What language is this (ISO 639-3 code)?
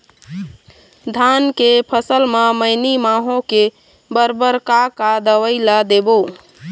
hne